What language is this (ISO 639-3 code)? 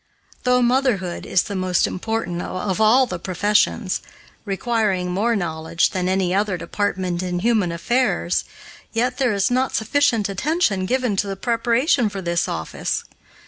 eng